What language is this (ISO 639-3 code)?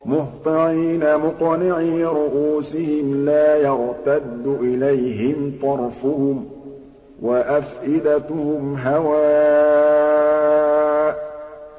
ara